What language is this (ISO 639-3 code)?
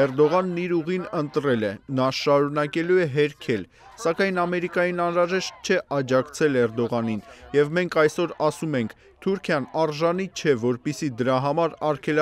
rus